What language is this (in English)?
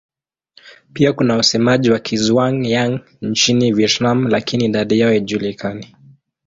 Swahili